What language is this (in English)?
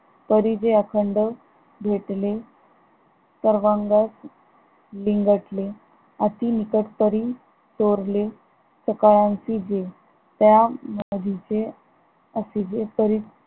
Marathi